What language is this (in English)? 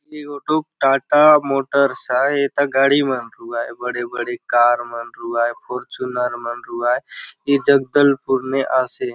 Halbi